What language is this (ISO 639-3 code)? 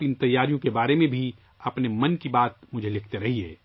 urd